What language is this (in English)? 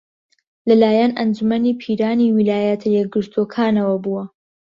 Central Kurdish